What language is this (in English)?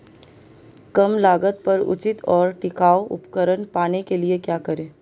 Hindi